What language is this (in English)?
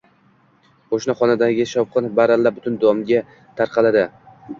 Uzbek